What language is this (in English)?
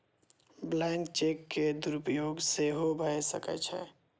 Maithili